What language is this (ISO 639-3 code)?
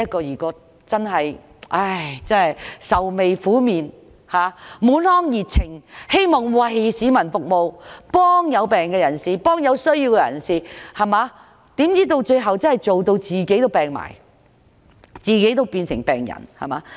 yue